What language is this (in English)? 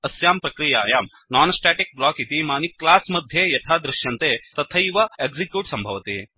Sanskrit